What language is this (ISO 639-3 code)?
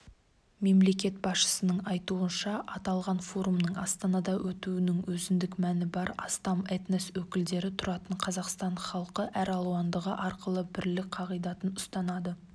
kaz